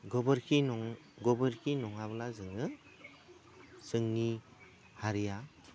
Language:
Bodo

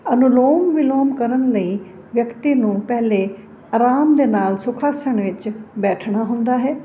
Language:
Punjabi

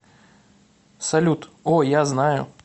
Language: Russian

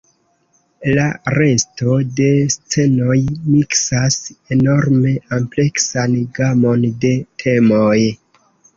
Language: Esperanto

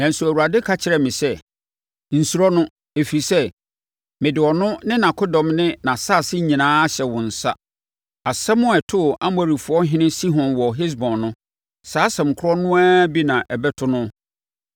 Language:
Akan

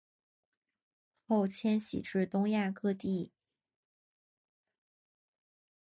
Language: Chinese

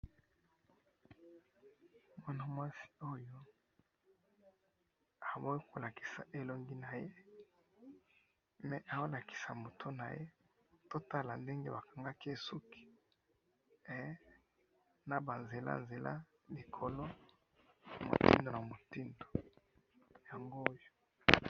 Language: Lingala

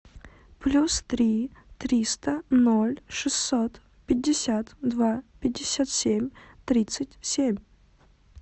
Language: Russian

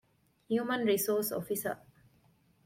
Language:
Divehi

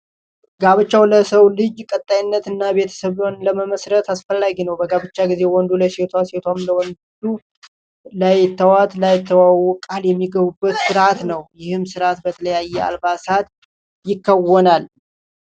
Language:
Amharic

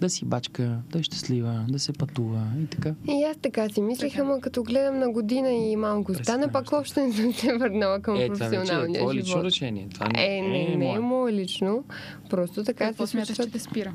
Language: Bulgarian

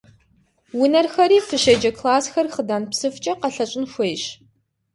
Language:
Kabardian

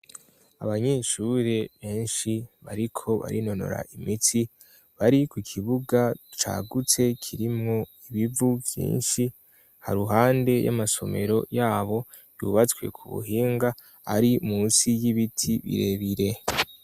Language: Rundi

